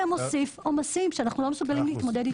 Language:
Hebrew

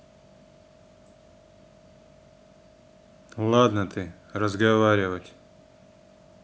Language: Russian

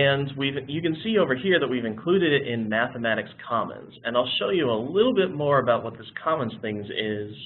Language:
English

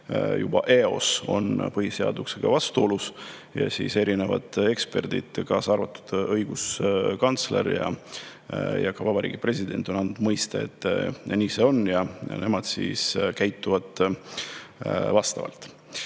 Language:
Estonian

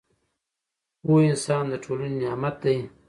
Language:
Pashto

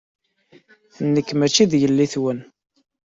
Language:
Kabyle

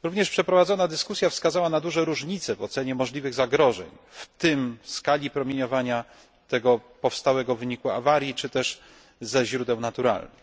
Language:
Polish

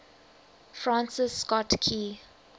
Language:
English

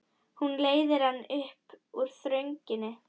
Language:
Icelandic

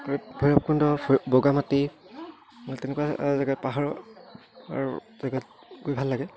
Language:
Assamese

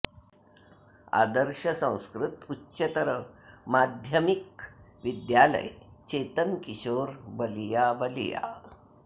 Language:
Sanskrit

